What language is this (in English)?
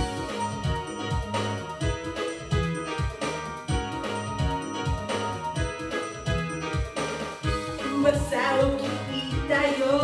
Japanese